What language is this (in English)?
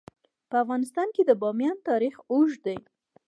Pashto